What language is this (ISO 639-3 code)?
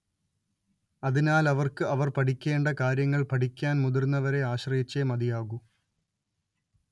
mal